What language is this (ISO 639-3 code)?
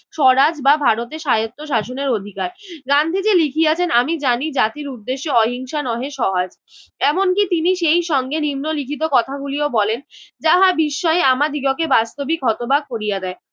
ben